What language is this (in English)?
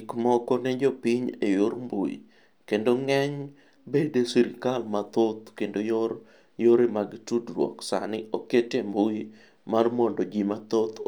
Luo (Kenya and Tanzania)